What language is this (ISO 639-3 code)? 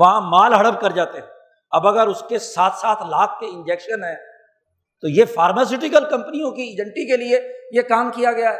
urd